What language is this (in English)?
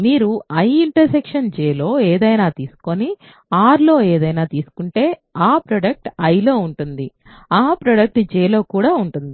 Telugu